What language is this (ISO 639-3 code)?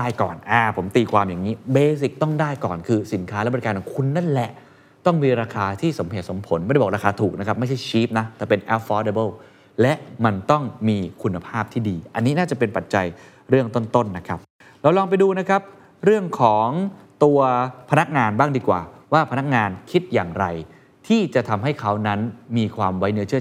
tha